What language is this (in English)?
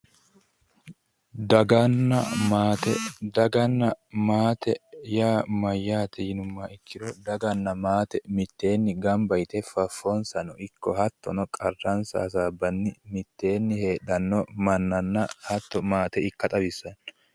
Sidamo